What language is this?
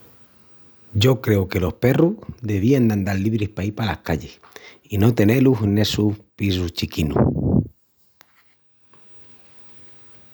Extremaduran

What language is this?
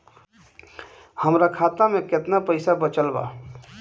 Bhojpuri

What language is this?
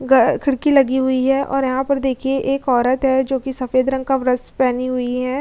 Hindi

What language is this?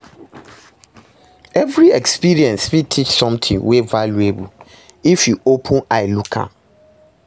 Nigerian Pidgin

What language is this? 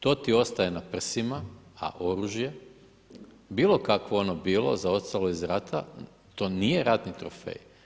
Croatian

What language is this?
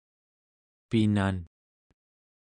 Central Yupik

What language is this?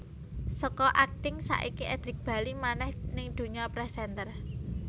Javanese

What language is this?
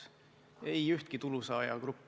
Estonian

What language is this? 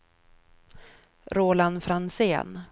Swedish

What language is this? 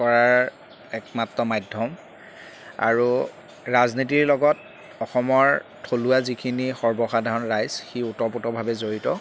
Assamese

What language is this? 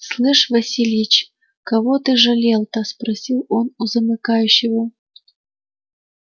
Russian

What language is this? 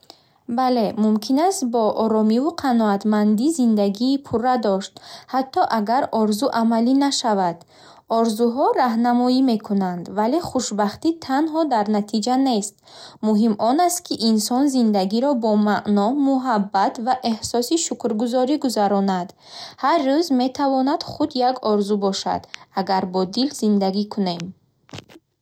Bukharic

